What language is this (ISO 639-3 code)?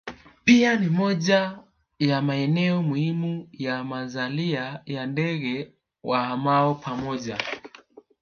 swa